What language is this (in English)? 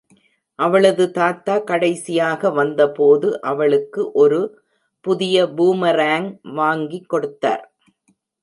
Tamil